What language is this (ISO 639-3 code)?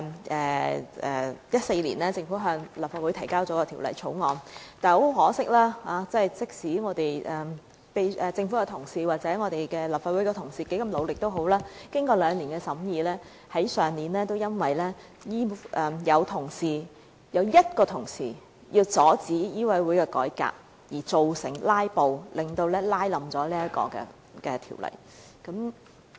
yue